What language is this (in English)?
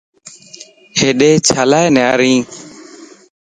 Lasi